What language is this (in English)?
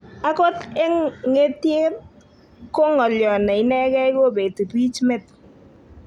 Kalenjin